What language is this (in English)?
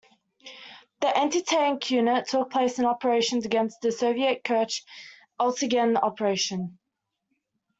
English